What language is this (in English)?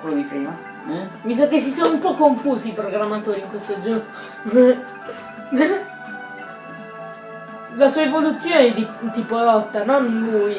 Italian